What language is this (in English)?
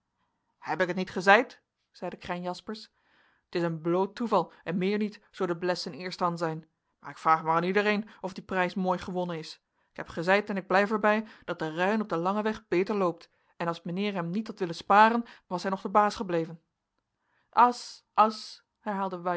Dutch